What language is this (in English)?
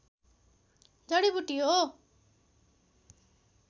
Nepali